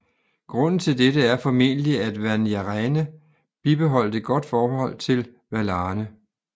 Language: Danish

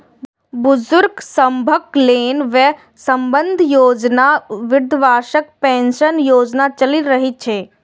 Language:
Maithili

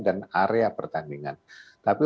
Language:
Indonesian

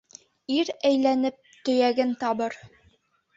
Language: Bashkir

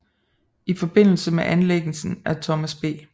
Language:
Danish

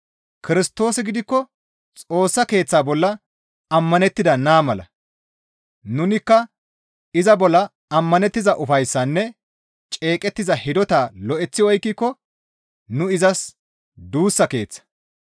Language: Gamo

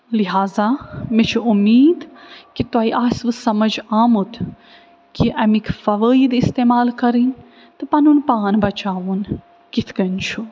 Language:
Kashmiri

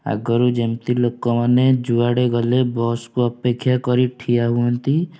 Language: Odia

